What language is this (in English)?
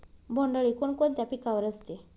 Marathi